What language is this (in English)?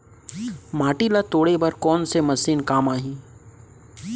Chhattisgarhi